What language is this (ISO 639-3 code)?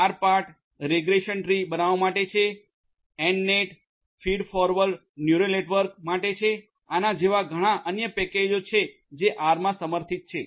guj